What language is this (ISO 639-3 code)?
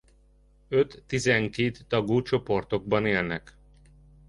hun